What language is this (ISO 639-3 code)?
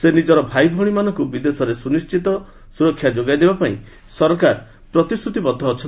ori